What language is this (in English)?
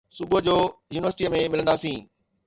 Sindhi